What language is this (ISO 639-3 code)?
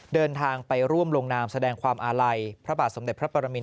tha